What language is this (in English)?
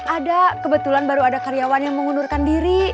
Indonesian